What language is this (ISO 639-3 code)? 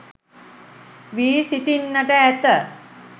sin